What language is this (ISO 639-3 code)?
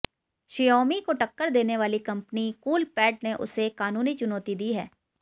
hin